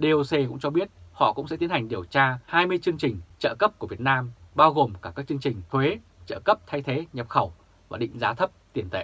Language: Vietnamese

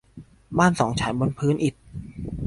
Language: Thai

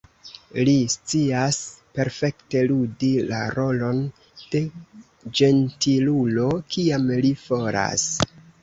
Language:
Esperanto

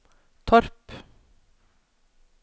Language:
Norwegian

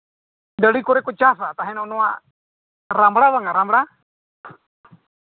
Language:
Santali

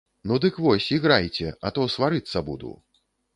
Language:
Belarusian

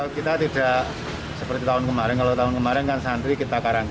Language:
Indonesian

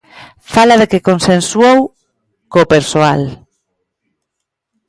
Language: Galician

